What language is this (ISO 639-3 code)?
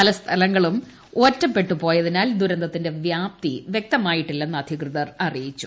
mal